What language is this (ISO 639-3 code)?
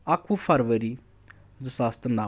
kas